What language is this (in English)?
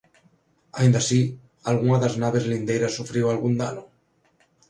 Galician